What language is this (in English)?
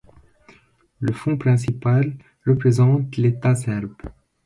French